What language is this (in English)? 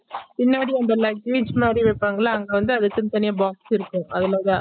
Tamil